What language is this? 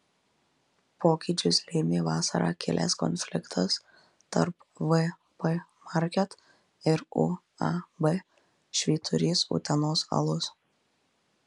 Lithuanian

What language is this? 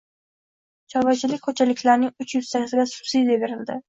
Uzbek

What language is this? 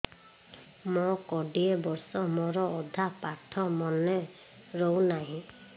Odia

